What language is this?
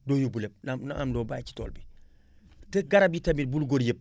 Wolof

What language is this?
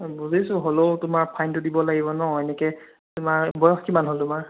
Assamese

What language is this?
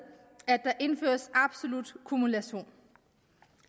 Danish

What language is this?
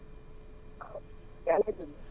Wolof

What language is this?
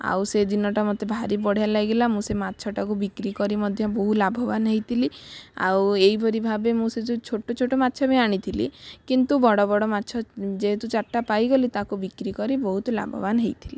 Odia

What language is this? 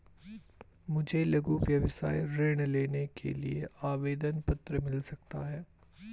Hindi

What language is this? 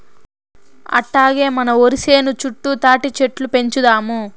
Telugu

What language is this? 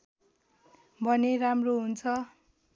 Nepali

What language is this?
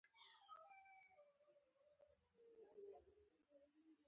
Pashto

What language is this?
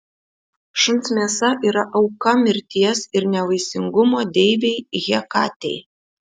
Lithuanian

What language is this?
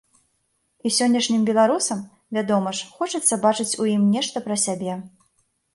Belarusian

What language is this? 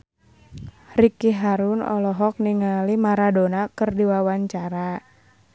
Sundanese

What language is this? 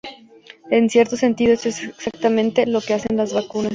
Spanish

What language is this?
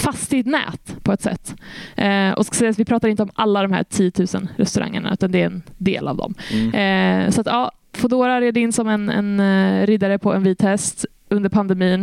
Swedish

